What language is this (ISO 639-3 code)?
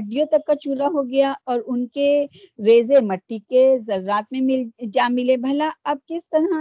urd